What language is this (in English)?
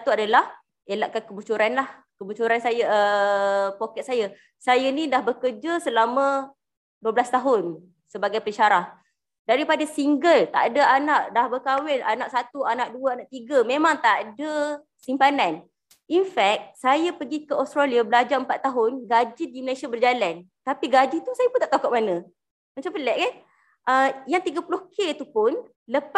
Malay